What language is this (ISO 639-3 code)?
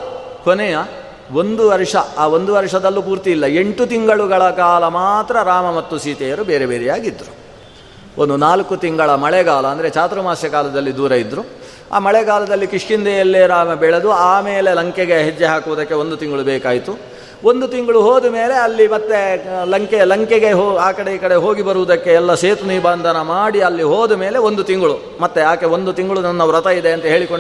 kan